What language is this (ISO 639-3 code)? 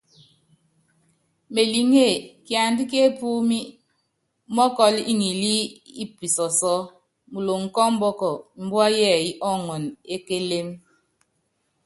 yav